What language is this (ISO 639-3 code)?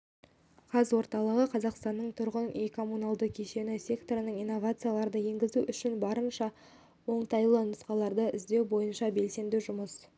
kaz